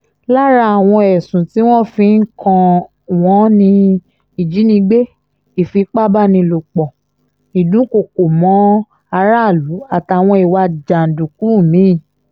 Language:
Yoruba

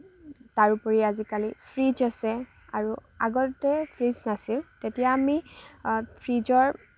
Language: Assamese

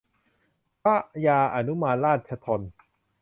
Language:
Thai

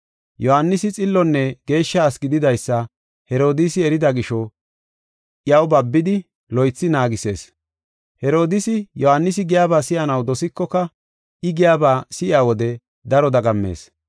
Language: Gofa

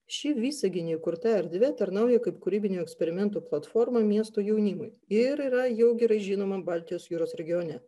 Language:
Lithuanian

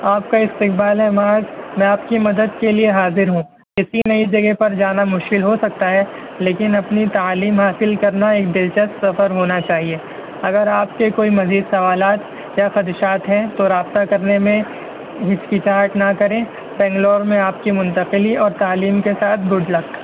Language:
Urdu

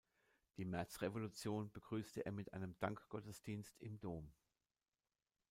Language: German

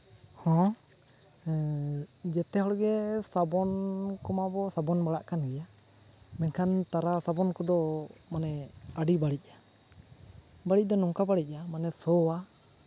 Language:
Santali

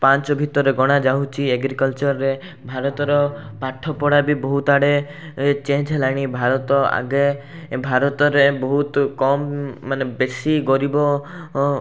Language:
Odia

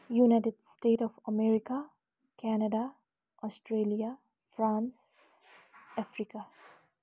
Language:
Nepali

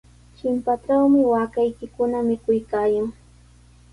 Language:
Sihuas Ancash Quechua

